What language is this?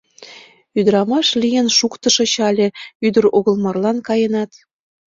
Mari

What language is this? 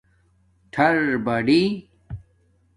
Domaaki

